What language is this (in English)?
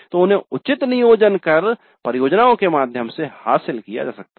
Hindi